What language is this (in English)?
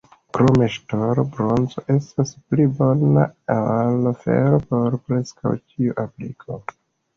Esperanto